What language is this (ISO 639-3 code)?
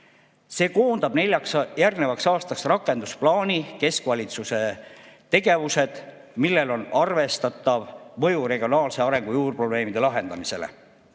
est